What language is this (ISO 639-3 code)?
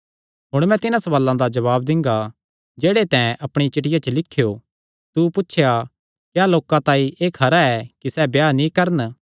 xnr